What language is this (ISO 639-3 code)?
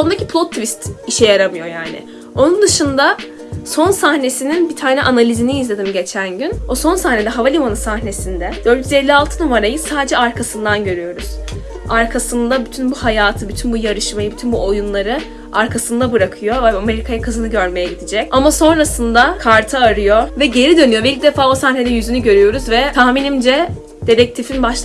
tur